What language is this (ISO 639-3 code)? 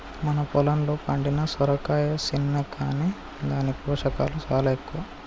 tel